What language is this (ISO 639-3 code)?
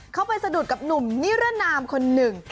tha